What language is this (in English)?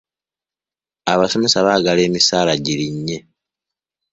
Ganda